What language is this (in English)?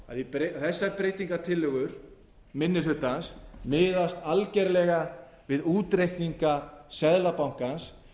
Icelandic